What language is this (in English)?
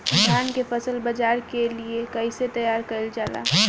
Bhojpuri